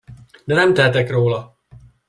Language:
Hungarian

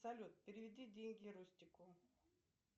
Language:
Russian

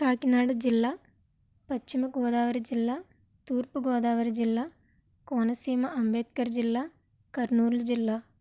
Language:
Telugu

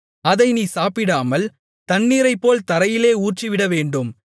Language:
Tamil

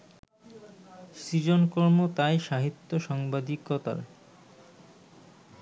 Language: Bangla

